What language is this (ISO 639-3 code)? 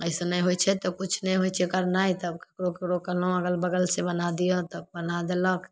mai